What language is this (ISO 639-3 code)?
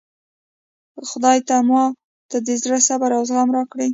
pus